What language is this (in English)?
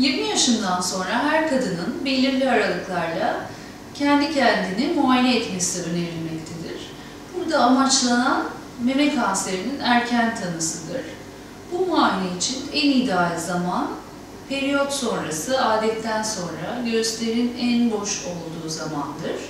Turkish